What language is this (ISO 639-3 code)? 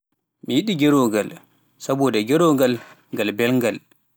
fuf